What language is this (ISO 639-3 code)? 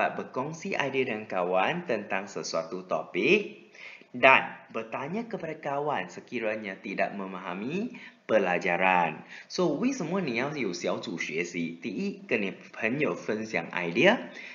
msa